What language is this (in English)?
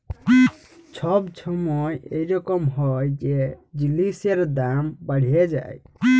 Bangla